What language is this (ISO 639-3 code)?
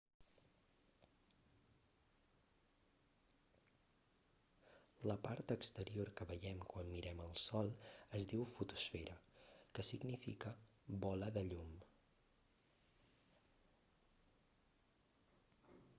cat